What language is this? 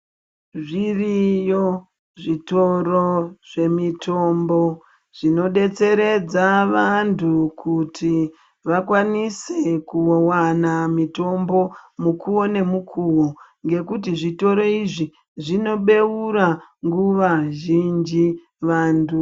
Ndau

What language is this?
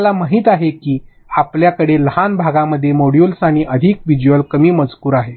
Marathi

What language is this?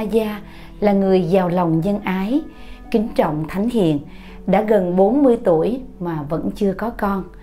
Vietnamese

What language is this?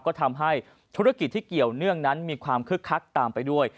Thai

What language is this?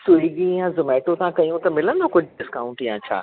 Sindhi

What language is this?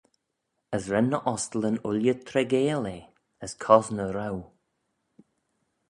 Manx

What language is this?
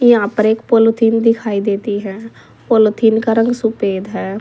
Hindi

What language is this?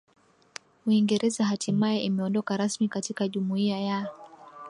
Swahili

